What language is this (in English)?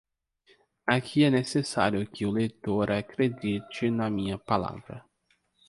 Portuguese